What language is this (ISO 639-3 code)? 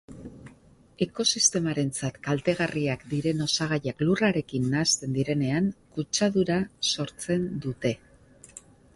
eus